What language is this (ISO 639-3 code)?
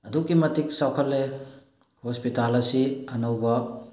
mni